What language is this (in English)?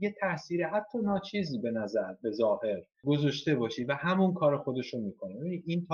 Persian